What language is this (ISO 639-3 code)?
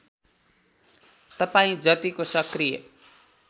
nep